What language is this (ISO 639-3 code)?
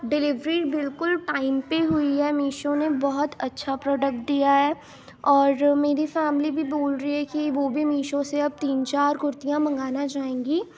urd